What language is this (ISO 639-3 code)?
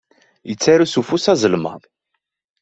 kab